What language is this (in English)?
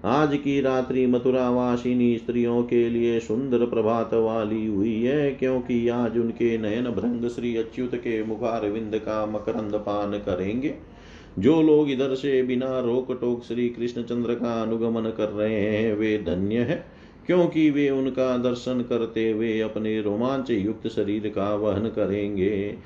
Hindi